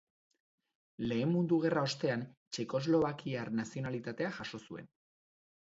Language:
Basque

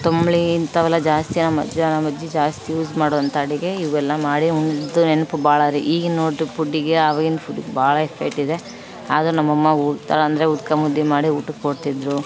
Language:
Kannada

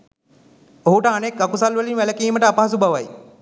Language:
Sinhala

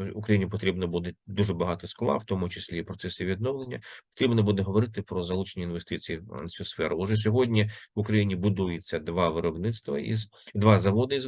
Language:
Ukrainian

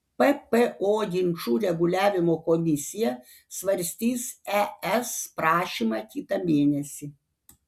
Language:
Lithuanian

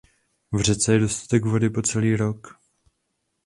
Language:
Czech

